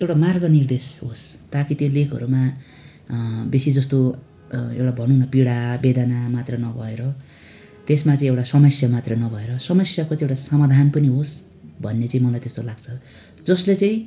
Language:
Nepali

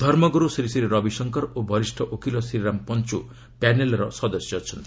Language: Odia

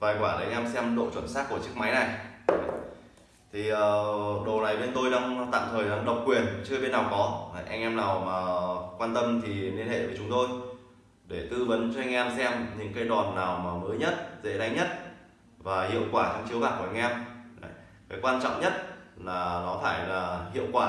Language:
Vietnamese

